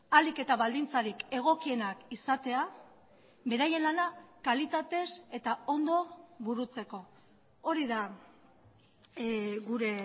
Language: Basque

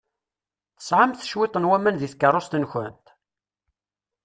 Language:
Kabyle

